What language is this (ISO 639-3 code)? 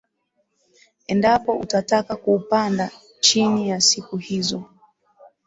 swa